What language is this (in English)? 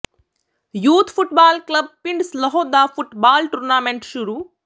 Punjabi